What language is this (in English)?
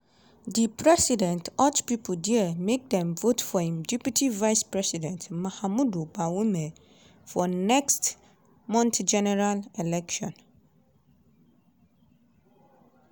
Nigerian Pidgin